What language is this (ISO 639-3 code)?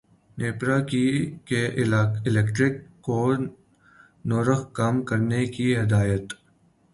urd